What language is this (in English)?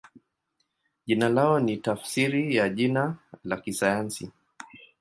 Swahili